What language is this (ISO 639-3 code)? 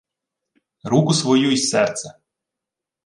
ukr